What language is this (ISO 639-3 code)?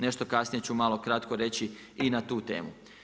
hrv